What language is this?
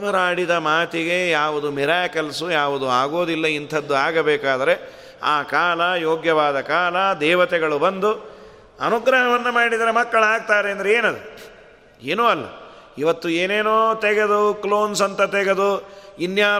Kannada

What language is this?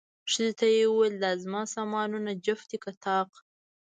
Pashto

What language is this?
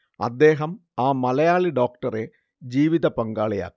Malayalam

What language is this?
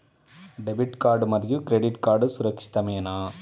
Telugu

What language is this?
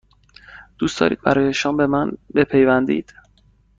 Persian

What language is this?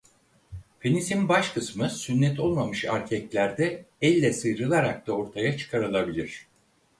Turkish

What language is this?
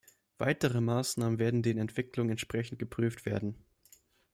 German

